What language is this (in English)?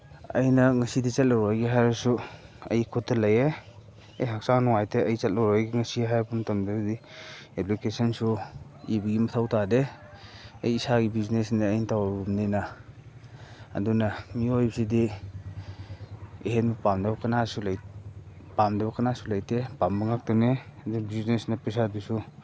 Manipuri